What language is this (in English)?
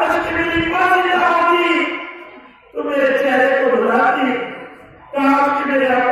Arabic